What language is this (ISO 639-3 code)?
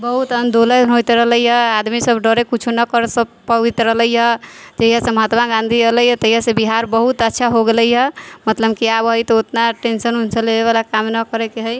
mai